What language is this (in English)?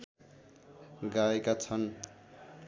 Nepali